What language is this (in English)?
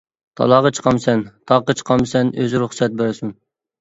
Uyghur